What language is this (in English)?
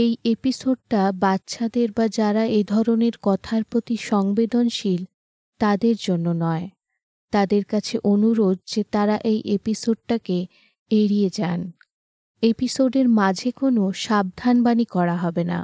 Bangla